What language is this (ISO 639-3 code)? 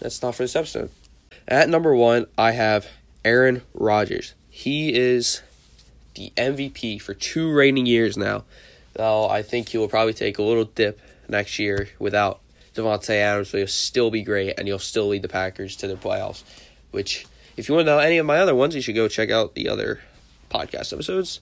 eng